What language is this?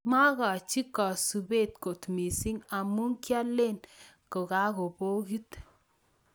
Kalenjin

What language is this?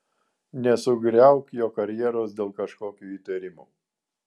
Lithuanian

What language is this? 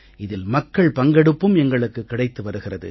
Tamil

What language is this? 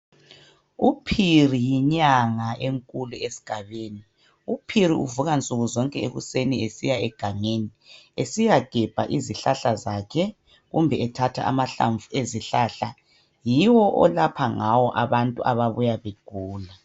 North Ndebele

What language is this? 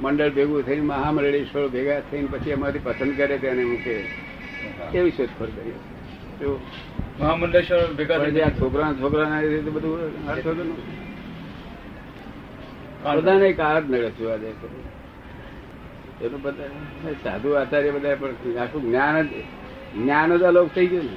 Gujarati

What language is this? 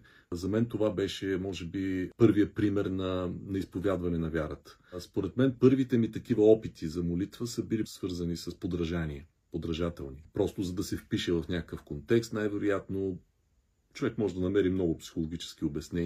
Bulgarian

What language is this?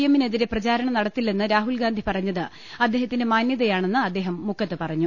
Malayalam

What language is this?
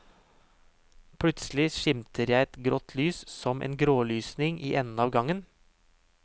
Norwegian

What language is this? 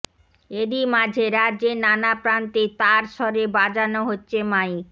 Bangla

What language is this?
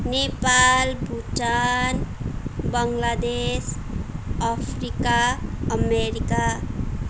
Nepali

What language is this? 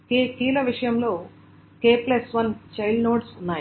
Telugu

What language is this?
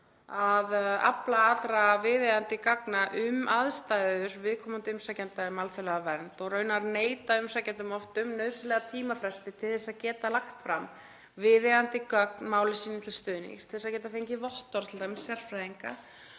Icelandic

